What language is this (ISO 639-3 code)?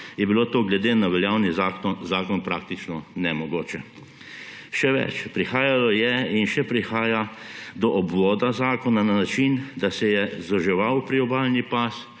slv